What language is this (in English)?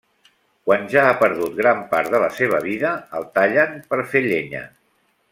Catalan